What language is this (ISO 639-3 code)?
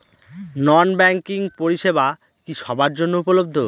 ben